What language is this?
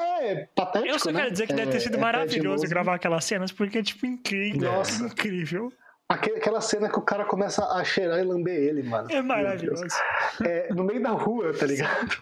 Portuguese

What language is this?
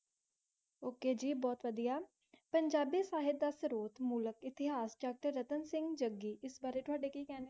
Punjabi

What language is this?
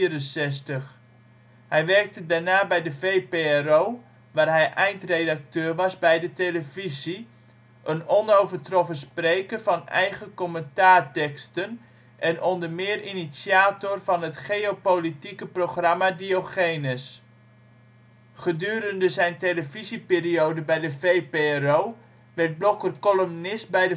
Dutch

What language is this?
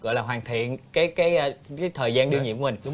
Vietnamese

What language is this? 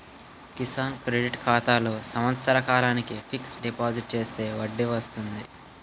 Telugu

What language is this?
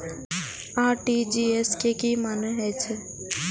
Maithili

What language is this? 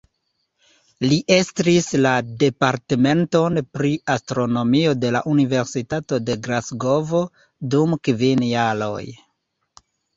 Esperanto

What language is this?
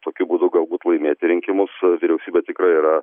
Lithuanian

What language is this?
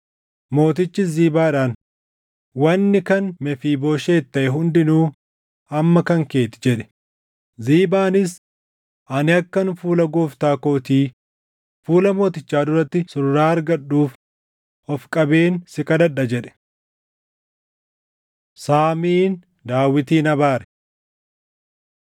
Oromo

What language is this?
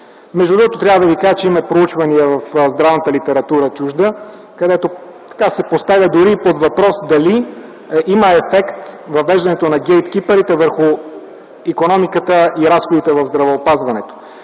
Bulgarian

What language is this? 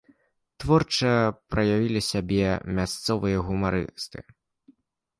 Belarusian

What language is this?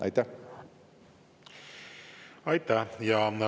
Estonian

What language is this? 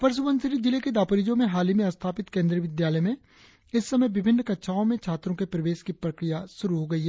Hindi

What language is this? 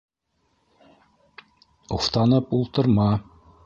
Bashkir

